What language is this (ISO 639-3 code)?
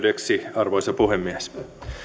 fin